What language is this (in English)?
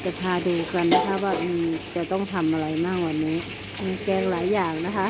Thai